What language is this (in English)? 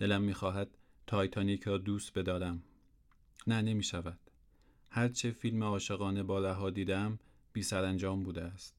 Persian